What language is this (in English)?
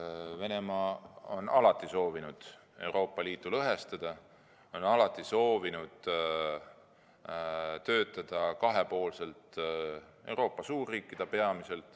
Estonian